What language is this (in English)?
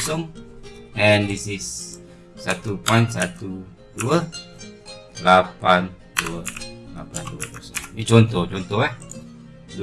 Malay